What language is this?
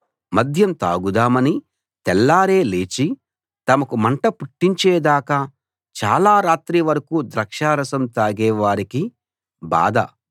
Telugu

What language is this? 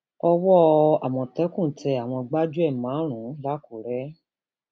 Yoruba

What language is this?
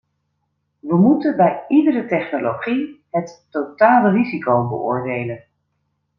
Dutch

